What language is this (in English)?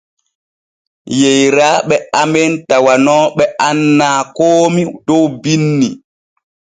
Borgu Fulfulde